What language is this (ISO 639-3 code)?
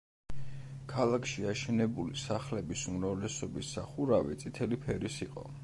kat